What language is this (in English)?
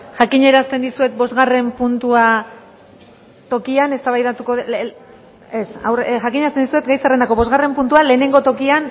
Basque